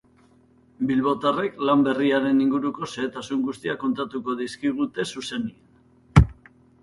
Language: Basque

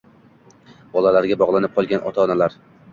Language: Uzbek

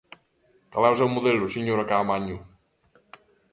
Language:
Galician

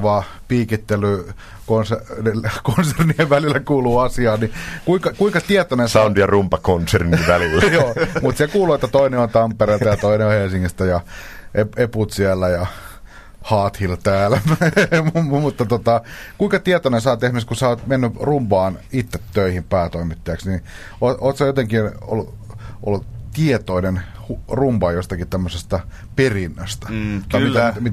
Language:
Finnish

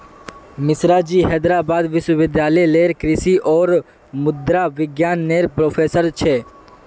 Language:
Magahi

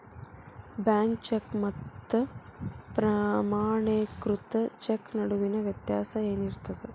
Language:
Kannada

